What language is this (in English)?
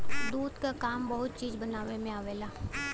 Bhojpuri